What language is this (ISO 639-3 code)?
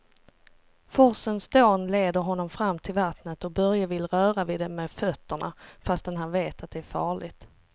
swe